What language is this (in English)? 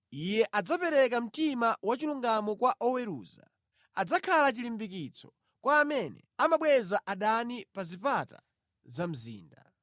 Nyanja